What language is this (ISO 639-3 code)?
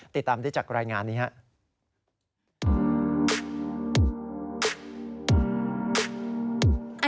tha